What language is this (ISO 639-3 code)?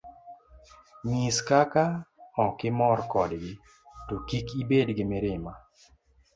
luo